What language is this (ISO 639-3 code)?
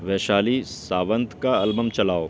urd